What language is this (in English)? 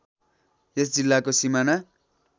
Nepali